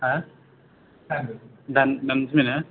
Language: Bodo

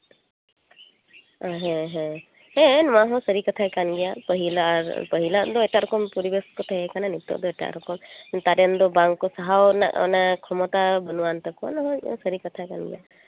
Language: Santali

